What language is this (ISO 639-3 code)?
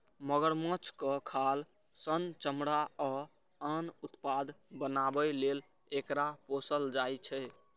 mai